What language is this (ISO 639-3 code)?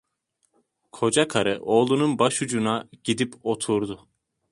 tur